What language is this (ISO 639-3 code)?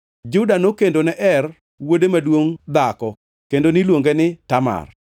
luo